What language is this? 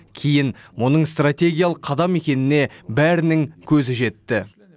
Kazakh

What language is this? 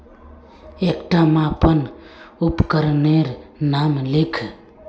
Magahi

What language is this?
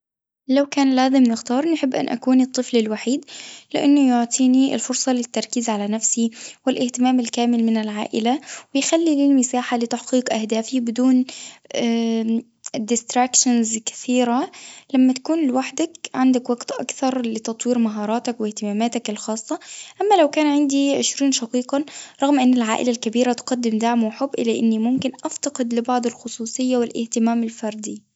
Tunisian Arabic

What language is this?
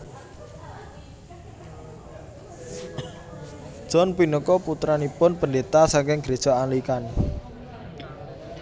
Javanese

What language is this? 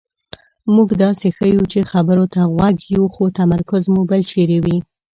Pashto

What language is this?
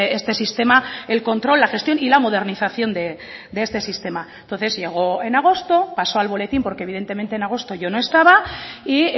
Spanish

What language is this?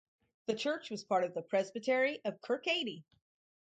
English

